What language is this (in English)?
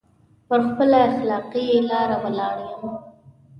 Pashto